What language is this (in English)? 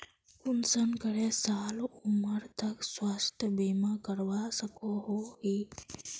Magahi